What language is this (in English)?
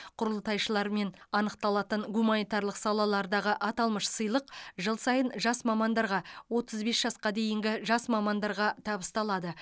Kazakh